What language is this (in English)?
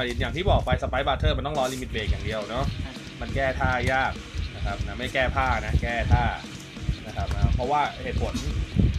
Thai